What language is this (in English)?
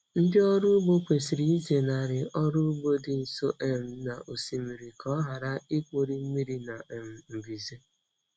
Igbo